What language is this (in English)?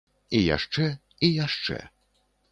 Belarusian